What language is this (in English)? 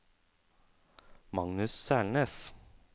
Norwegian